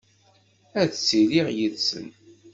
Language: Kabyle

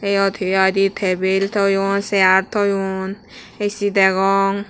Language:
Chakma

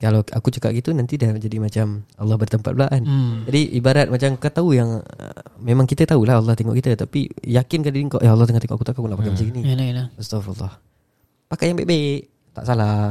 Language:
Malay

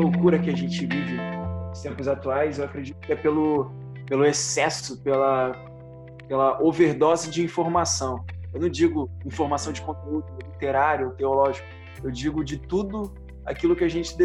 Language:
Portuguese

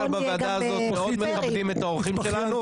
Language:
Hebrew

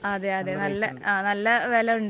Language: Malayalam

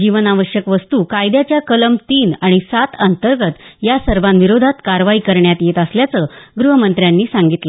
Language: Marathi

